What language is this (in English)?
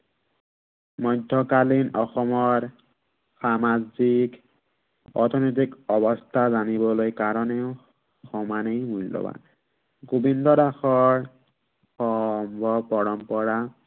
Assamese